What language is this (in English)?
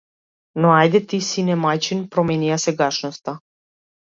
Macedonian